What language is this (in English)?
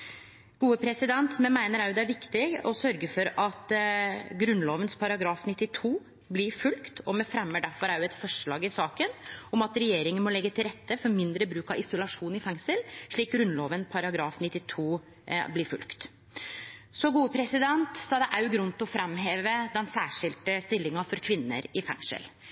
Norwegian Nynorsk